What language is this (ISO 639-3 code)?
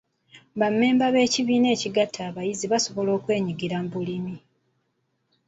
lug